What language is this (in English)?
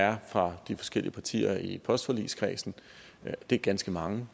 Danish